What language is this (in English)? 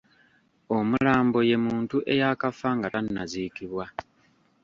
Ganda